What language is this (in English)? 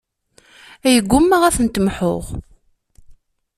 Kabyle